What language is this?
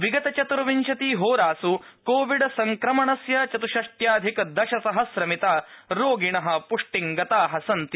Sanskrit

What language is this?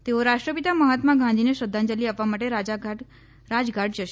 Gujarati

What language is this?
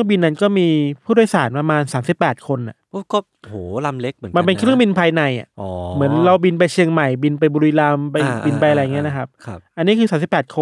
Thai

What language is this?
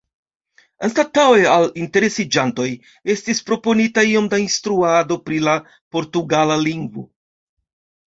Esperanto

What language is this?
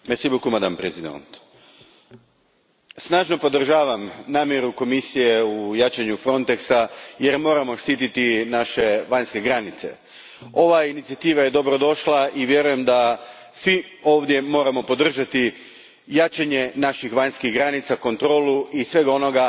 Croatian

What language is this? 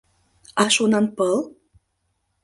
Mari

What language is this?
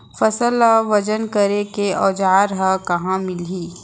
Chhattisgarhi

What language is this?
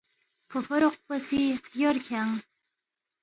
Balti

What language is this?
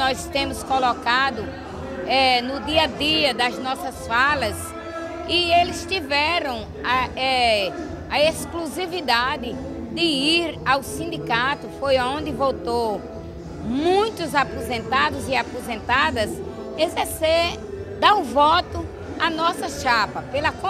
Portuguese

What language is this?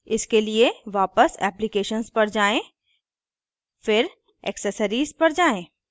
Hindi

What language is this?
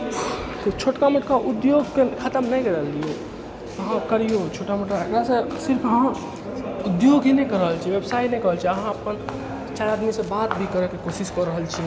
Maithili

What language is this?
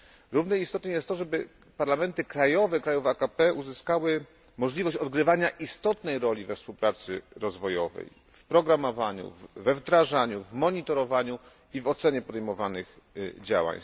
Polish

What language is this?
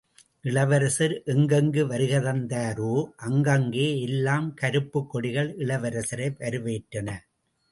Tamil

